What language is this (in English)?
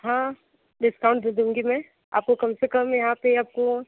Hindi